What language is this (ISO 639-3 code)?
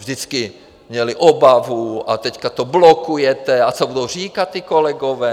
ces